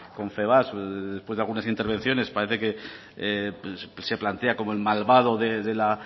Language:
Spanish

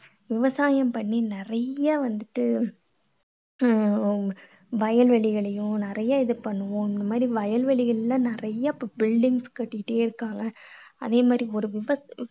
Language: Tamil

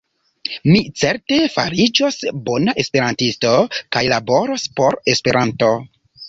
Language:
Esperanto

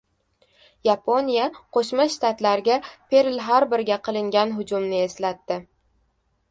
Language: Uzbek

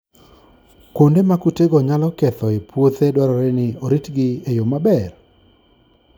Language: Luo (Kenya and Tanzania)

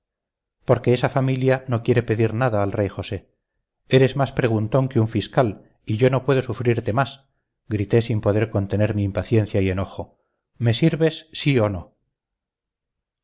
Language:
Spanish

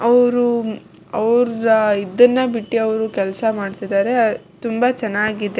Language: Kannada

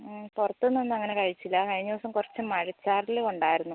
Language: Malayalam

